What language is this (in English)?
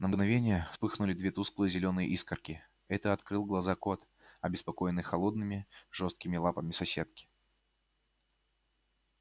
Russian